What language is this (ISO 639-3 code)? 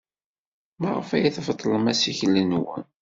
kab